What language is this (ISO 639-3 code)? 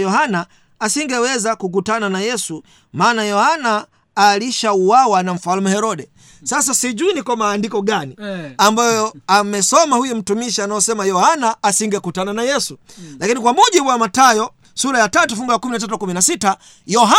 swa